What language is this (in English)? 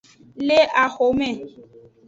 Aja (Benin)